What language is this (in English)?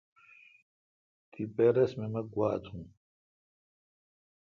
Kalkoti